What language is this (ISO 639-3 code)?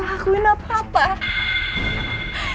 ind